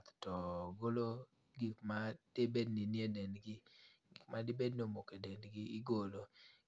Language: Luo (Kenya and Tanzania)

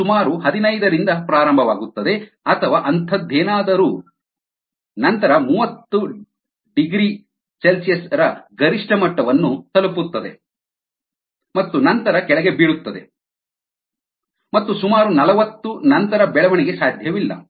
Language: Kannada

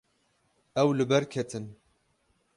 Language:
Kurdish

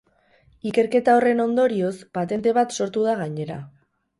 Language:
Basque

